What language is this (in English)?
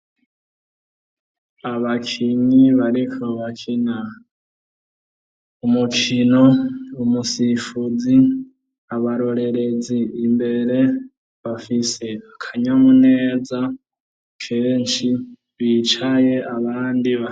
Rundi